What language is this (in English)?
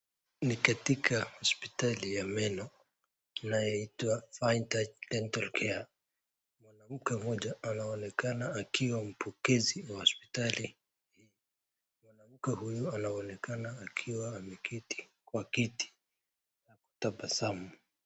Swahili